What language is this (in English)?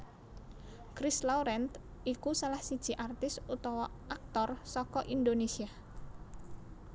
Javanese